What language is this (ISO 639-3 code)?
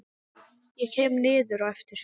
isl